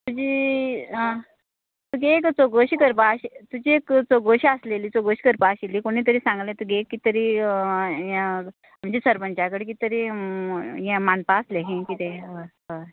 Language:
Konkani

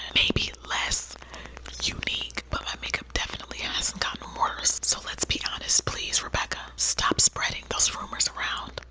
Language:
English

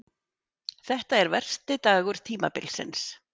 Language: Icelandic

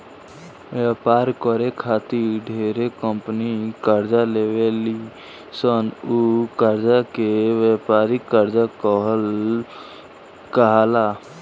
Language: Bhojpuri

